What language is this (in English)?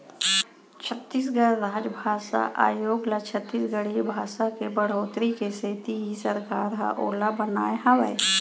Chhattisgarhi